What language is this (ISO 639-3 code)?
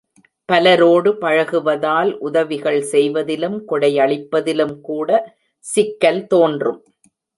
tam